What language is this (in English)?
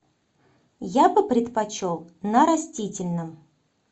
Russian